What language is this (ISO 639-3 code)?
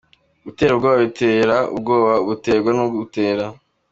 kin